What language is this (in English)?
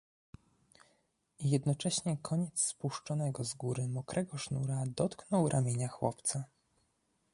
Polish